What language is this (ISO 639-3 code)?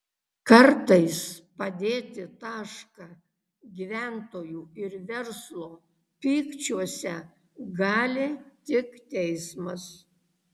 lit